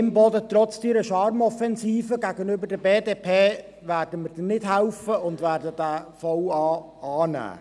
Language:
Swiss German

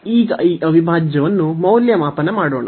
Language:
Kannada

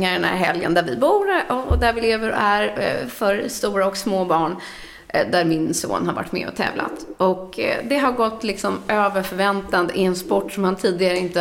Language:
Swedish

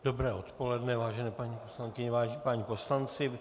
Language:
Czech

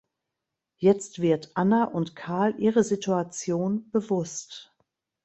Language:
German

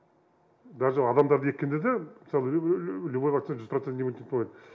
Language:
Kazakh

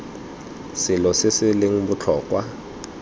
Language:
Tswana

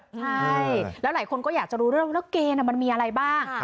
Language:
Thai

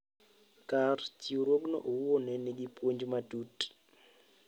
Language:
Luo (Kenya and Tanzania)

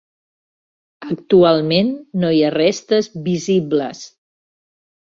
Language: Catalan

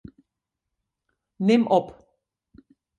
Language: Western Frisian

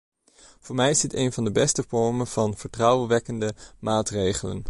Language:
Dutch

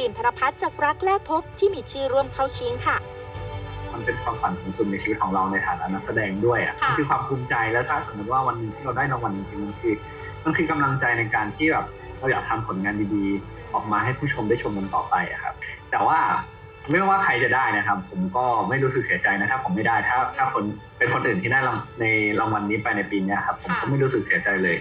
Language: Thai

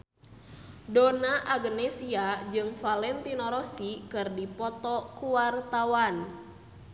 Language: Sundanese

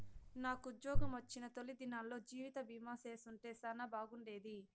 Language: Telugu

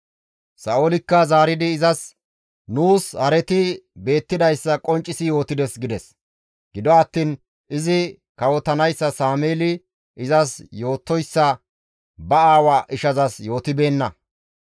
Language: Gamo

